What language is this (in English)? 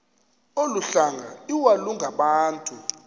Xhosa